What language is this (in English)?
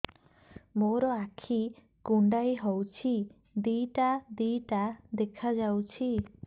Odia